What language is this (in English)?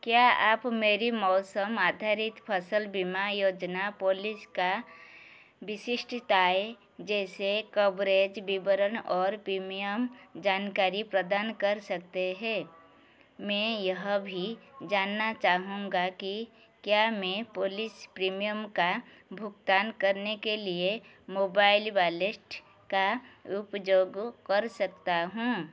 Hindi